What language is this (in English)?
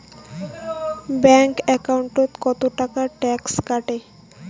Bangla